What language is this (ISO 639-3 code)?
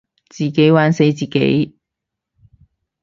yue